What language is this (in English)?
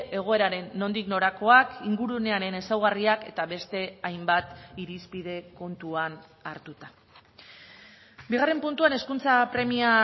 Basque